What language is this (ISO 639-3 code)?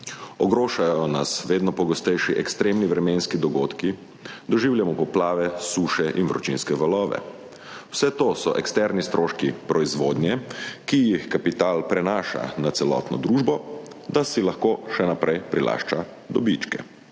slv